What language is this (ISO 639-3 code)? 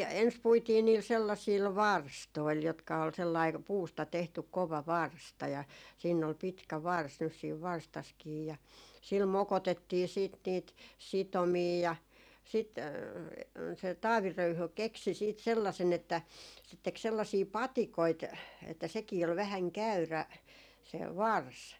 fin